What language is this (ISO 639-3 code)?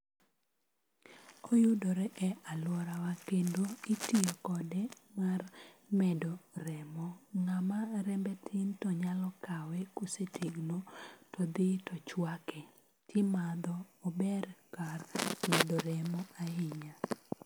luo